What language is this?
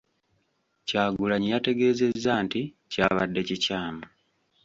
Ganda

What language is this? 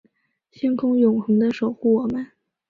Chinese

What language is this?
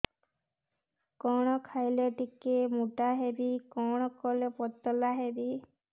Odia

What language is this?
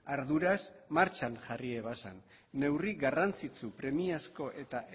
Basque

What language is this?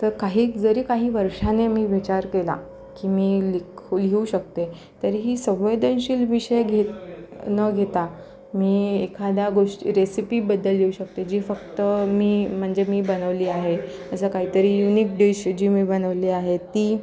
Marathi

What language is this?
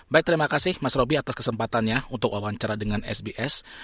Indonesian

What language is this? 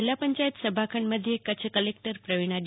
Gujarati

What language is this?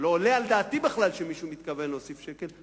Hebrew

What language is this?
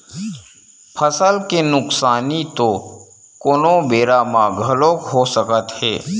Chhattisgarhi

